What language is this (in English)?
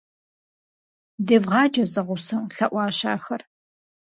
Kabardian